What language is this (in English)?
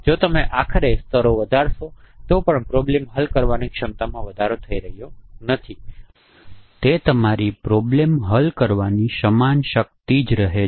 Gujarati